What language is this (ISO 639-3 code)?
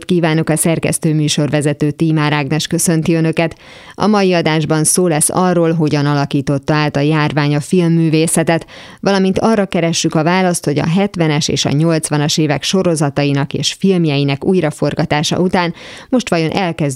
hun